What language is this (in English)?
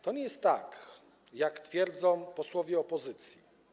Polish